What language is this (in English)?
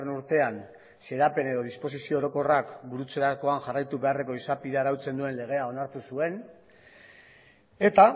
Basque